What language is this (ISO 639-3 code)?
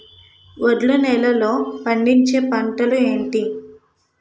tel